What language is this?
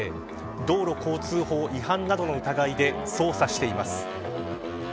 Japanese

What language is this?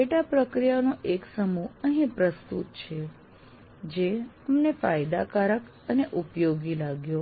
Gujarati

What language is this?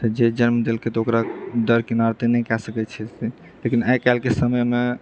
Maithili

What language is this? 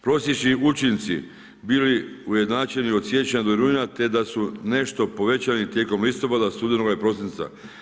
Croatian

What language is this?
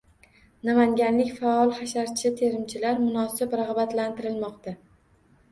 Uzbek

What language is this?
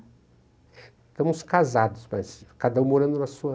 Portuguese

